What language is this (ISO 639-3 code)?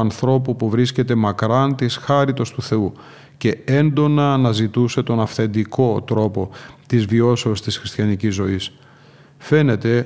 ell